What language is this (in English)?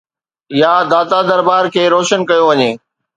Sindhi